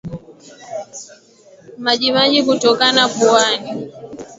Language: Swahili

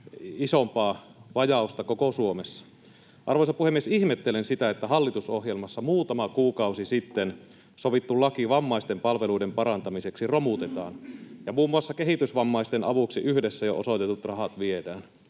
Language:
Finnish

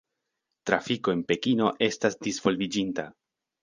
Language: Esperanto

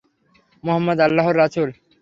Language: Bangla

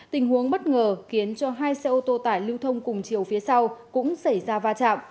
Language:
Vietnamese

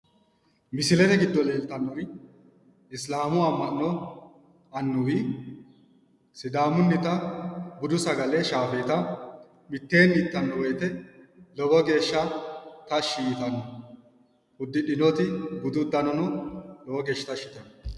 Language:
Sidamo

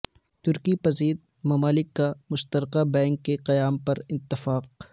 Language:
Urdu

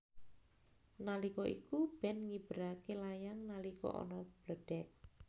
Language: Javanese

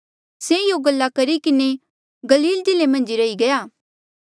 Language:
Mandeali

